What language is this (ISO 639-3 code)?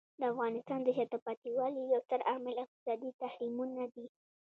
pus